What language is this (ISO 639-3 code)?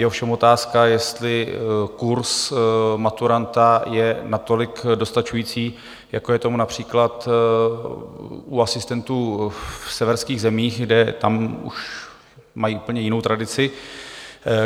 ces